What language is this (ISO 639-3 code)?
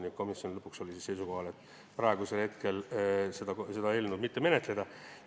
est